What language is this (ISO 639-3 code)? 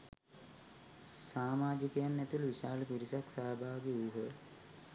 sin